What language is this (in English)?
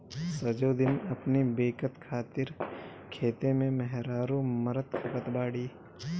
Bhojpuri